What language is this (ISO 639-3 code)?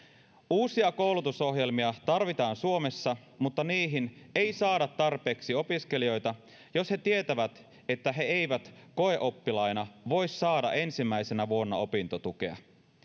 fin